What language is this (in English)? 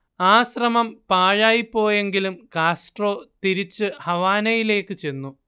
Malayalam